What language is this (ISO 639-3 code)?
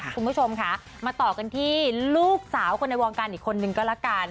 tha